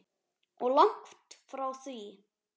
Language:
Icelandic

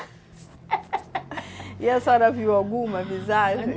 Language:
Portuguese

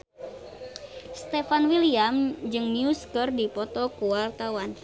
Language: Sundanese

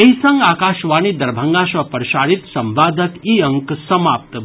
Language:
Maithili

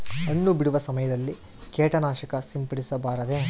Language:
Kannada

